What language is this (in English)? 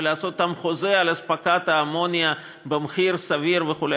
Hebrew